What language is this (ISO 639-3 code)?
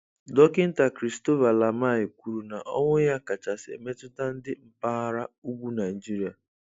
ibo